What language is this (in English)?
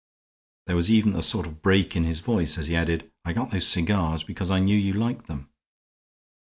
English